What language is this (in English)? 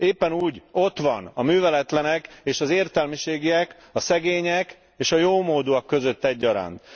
Hungarian